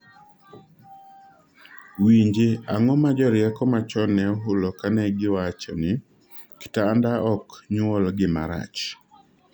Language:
Luo (Kenya and Tanzania)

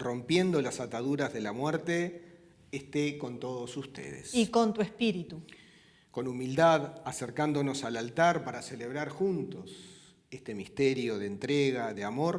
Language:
Spanish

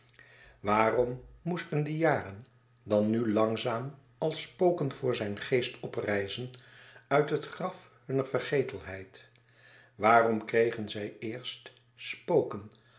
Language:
Dutch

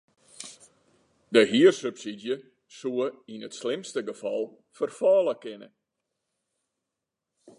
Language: Western Frisian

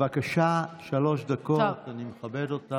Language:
Hebrew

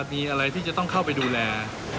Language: Thai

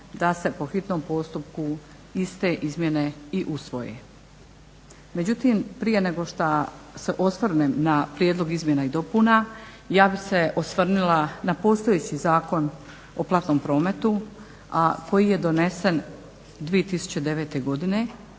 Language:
Croatian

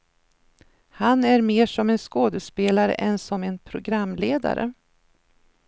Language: Swedish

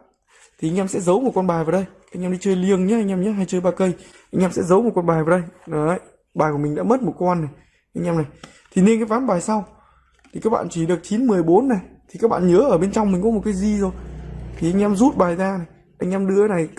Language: Vietnamese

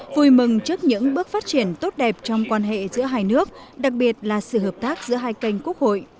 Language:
Vietnamese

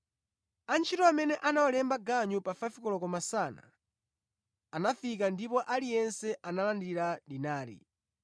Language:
Nyanja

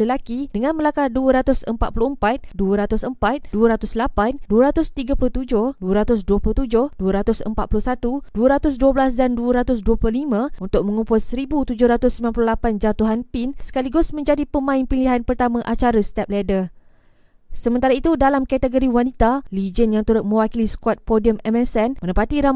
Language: Malay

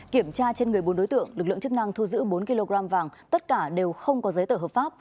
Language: Vietnamese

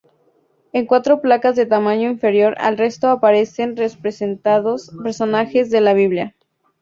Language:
Spanish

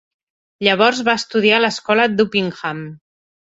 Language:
Catalan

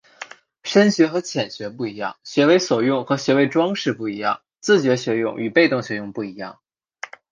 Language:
Chinese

